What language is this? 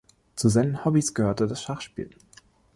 German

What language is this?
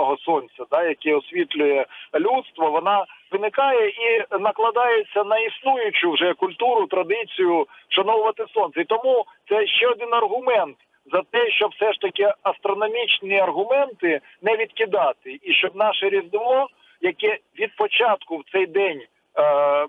Ukrainian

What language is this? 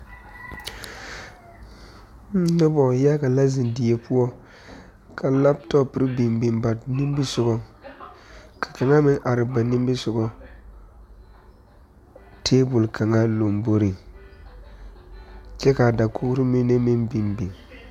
Southern Dagaare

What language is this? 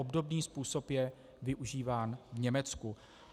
Czech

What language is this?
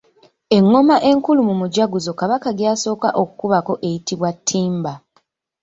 Ganda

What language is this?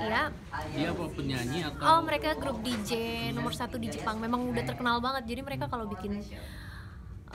Indonesian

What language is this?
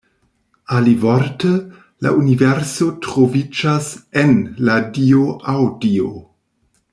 Esperanto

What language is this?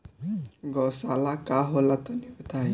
Bhojpuri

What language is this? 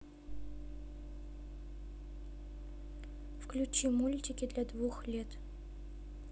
Russian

